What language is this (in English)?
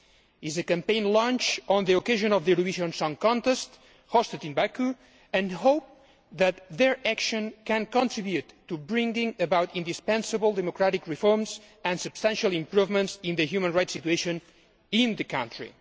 English